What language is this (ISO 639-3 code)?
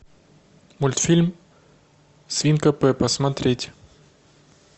rus